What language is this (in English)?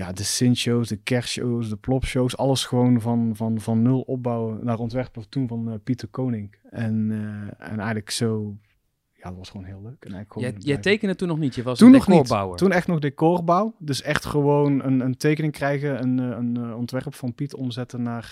Dutch